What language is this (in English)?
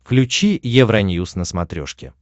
Russian